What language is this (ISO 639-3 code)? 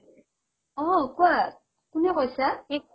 asm